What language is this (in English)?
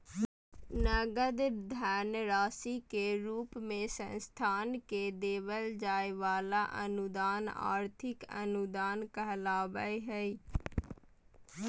Magahi